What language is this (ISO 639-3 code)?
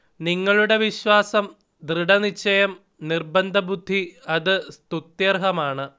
mal